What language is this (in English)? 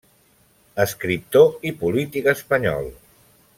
Catalan